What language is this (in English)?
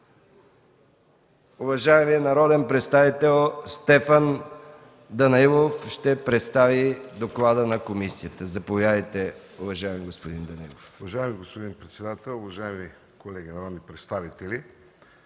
Bulgarian